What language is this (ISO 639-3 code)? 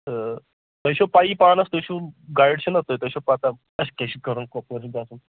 kas